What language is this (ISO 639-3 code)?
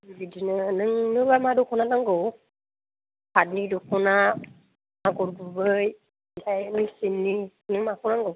brx